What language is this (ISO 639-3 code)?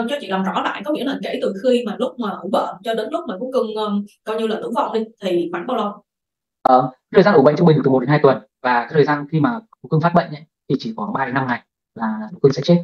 vie